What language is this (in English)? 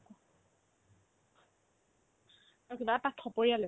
Assamese